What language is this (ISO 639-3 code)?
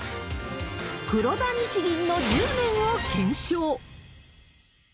jpn